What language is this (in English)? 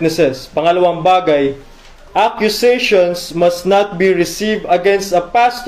Filipino